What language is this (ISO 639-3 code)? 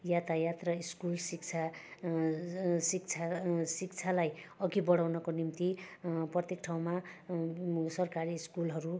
nep